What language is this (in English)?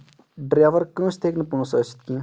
Kashmiri